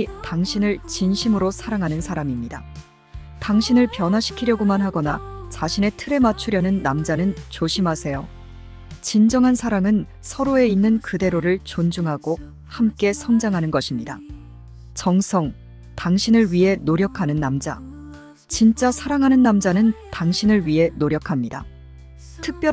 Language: Korean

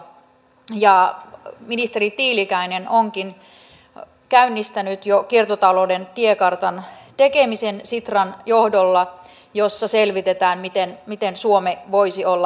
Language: Finnish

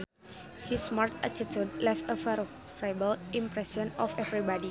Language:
Sundanese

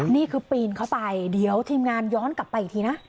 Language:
Thai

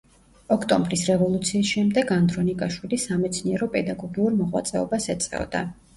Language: Georgian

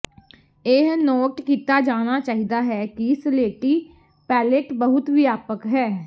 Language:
Punjabi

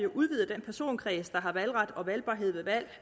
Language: Danish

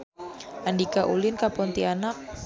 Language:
Sundanese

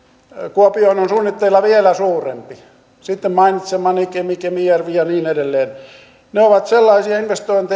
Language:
Finnish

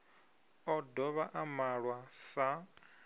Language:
Venda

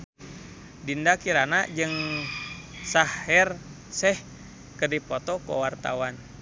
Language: Sundanese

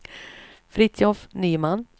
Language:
Swedish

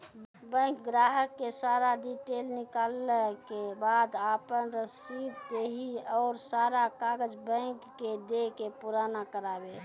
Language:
Maithili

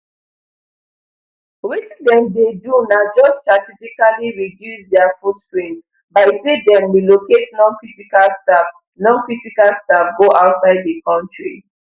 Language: Nigerian Pidgin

